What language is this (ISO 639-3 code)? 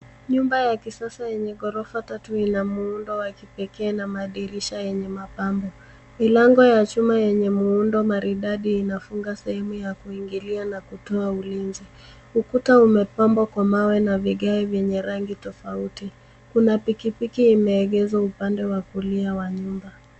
swa